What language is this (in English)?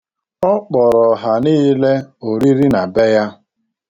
Igbo